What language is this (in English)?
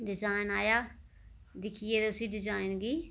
Dogri